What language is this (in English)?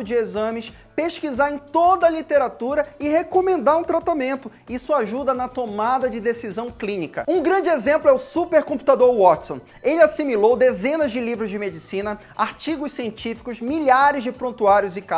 Portuguese